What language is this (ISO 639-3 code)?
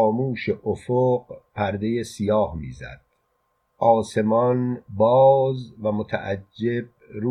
fas